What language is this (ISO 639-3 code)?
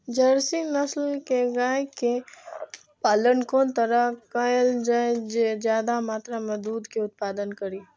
mai